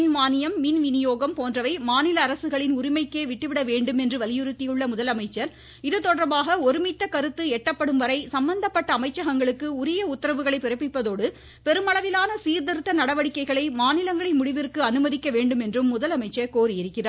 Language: Tamil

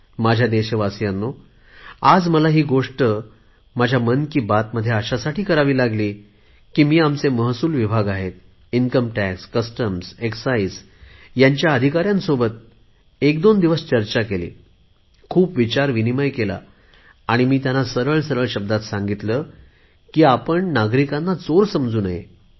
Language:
Marathi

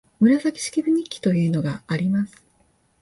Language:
Japanese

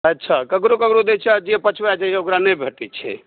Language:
Maithili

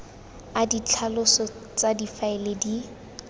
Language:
Tswana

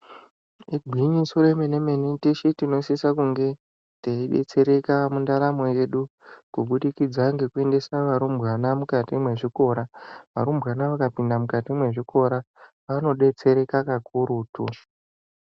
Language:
Ndau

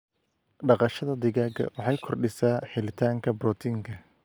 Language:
Somali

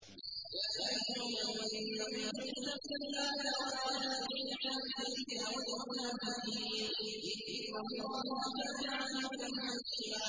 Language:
Arabic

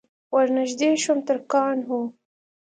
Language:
Pashto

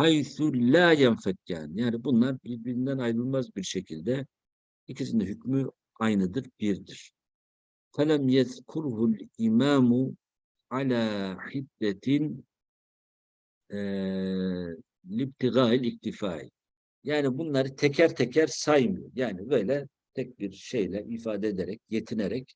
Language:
Turkish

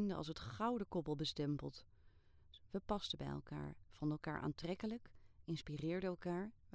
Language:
Dutch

